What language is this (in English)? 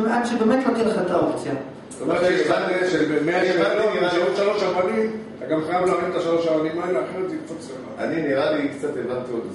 Hebrew